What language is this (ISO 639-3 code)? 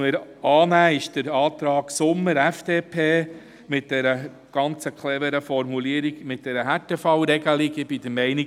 gsw